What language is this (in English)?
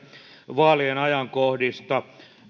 Finnish